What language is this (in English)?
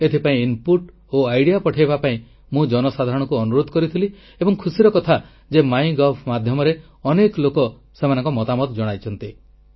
Odia